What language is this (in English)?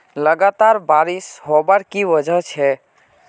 Magahi